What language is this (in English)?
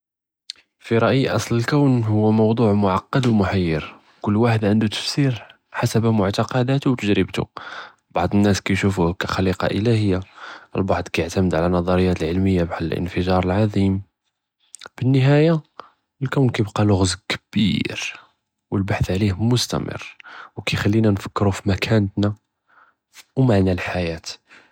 Judeo-Arabic